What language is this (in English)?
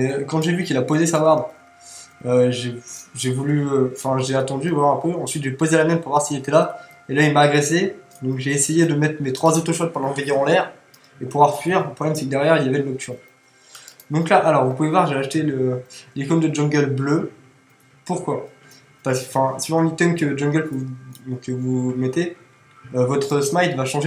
French